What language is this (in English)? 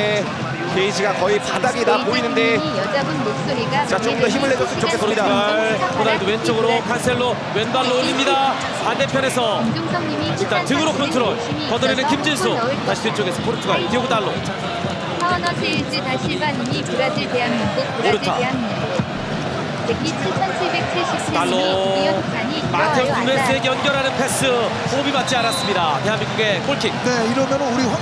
Korean